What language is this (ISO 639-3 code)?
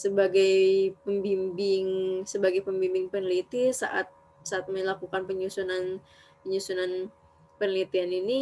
ind